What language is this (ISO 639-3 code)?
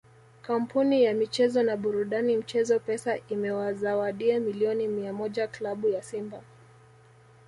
swa